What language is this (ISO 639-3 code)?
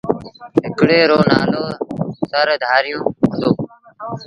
sbn